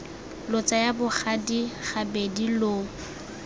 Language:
Tswana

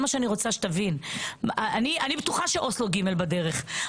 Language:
Hebrew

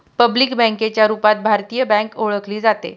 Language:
Marathi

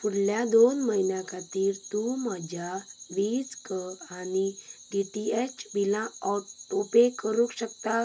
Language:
Konkani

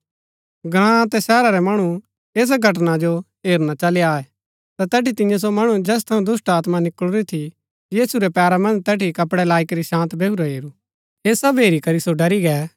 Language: Gaddi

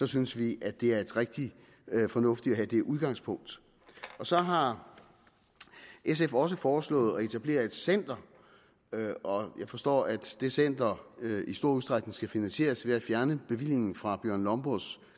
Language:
Danish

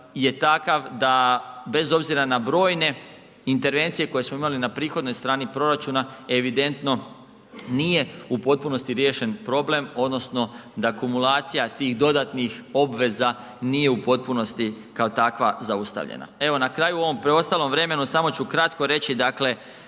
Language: Croatian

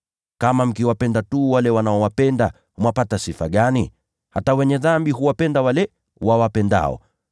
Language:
Swahili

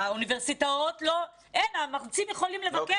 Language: Hebrew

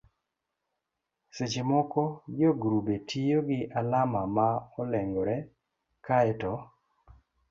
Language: Luo (Kenya and Tanzania)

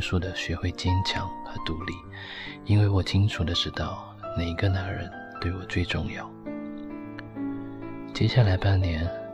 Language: Chinese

